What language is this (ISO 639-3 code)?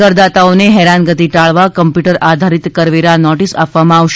guj